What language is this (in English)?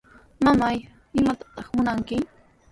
Sihuas Ancash Quechua